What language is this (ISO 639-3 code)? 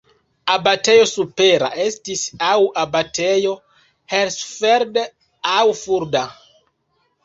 epo